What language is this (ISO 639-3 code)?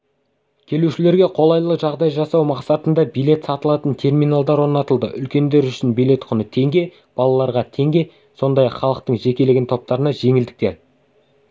kaz